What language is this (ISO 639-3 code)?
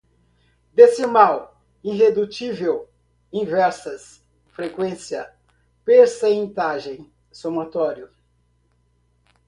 por